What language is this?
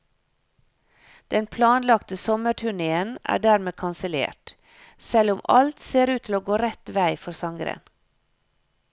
Norwegian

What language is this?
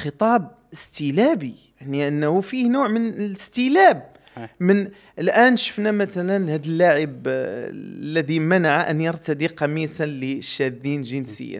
Arabic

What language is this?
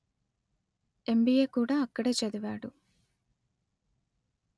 Telugu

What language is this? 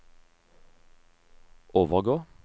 Norwegian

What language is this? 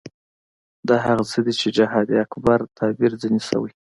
Pashto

